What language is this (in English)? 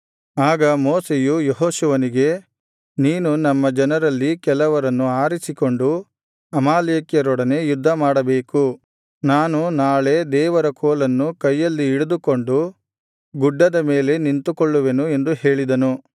Kannada